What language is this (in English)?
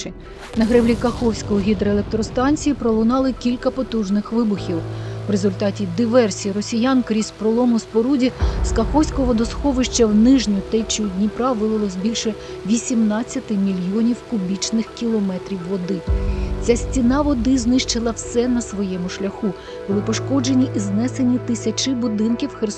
Ukrainian